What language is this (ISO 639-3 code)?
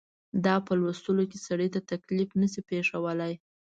pus